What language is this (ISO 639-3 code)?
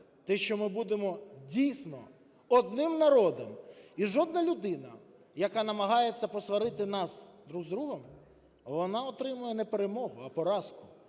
ukr